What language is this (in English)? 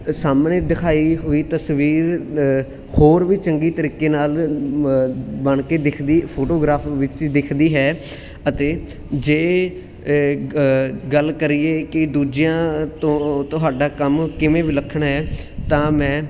Punjabi